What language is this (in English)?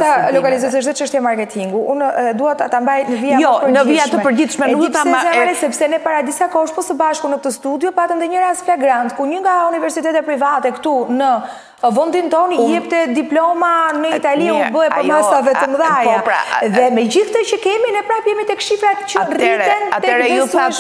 Romanian